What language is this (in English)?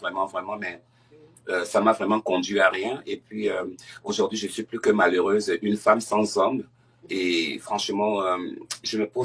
French